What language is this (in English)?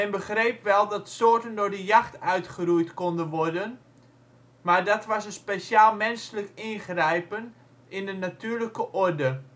Dutch